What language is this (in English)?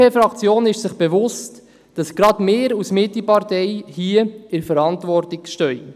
Swiss German